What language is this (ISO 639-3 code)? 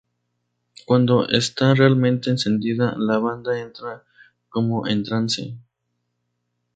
spa